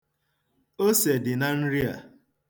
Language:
Igbo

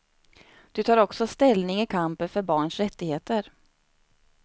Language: Swedish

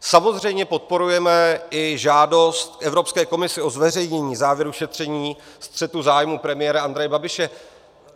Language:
Czech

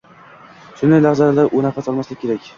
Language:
Uzbek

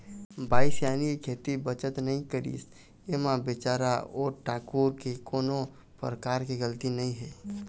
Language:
Chhattisgarhi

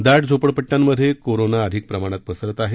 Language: Marathi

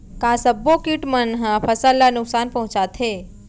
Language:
Chhattisgarhi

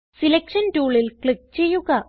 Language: Malayalam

